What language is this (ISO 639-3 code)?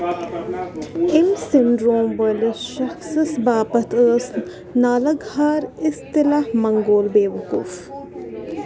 kas